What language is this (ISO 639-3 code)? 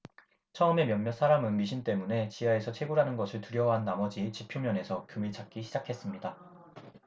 kor